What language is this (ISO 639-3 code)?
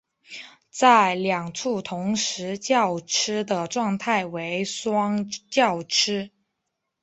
zho